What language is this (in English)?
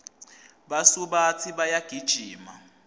Swati